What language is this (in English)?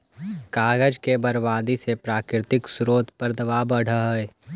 Magahi